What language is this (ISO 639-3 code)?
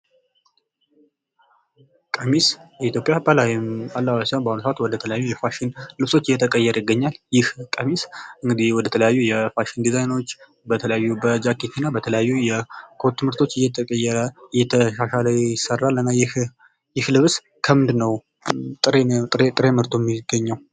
amh